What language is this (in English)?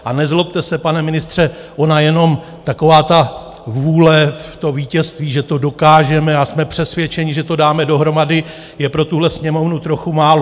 Czech